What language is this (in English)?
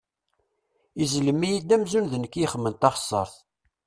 Kabyle